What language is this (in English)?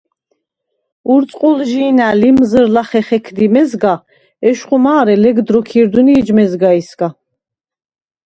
Svan